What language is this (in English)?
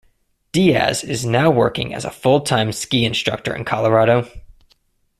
English